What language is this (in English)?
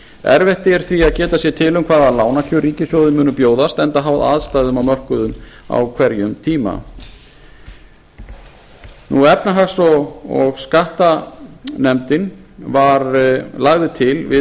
Icelandic